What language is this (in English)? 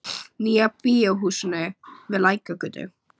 Icelandic